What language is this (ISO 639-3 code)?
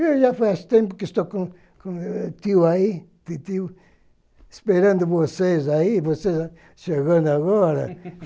por